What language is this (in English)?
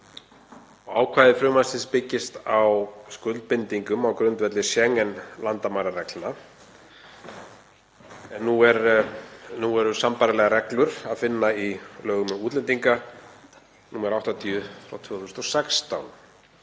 Icelandic